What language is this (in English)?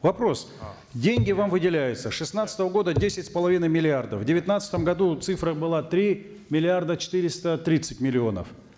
Kazakh